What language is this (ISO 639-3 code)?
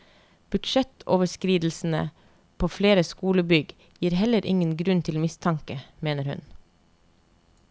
nor